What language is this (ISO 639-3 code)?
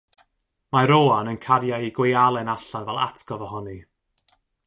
cym